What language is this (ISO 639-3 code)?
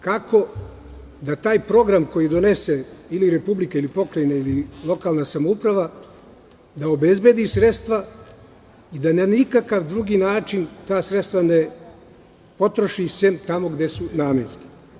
srp